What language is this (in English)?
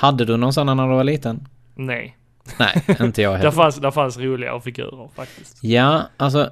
Swedish